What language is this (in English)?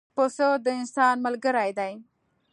Pashto